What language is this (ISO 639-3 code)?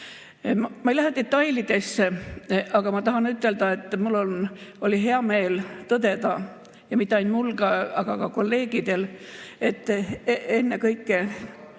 est